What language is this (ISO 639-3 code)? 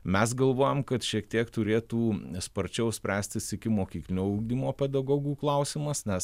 lit